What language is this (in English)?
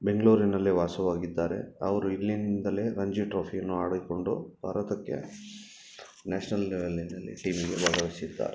Kannada